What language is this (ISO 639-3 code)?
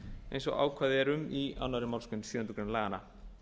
isl